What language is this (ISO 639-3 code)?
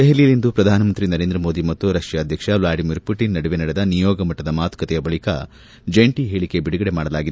kan